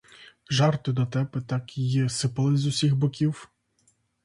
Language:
Ukrainian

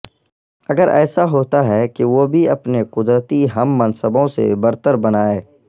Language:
Urdu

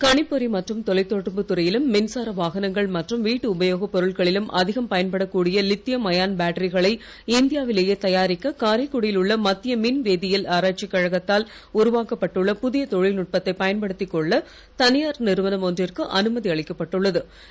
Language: Tamil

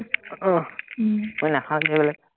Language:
Assamese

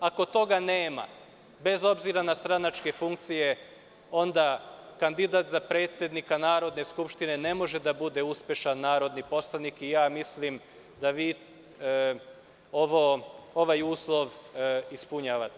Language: Serbian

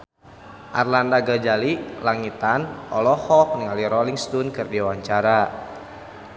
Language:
Sundanese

